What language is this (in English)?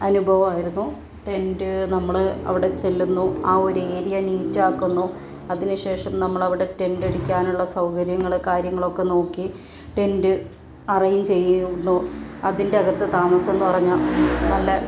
Malayalam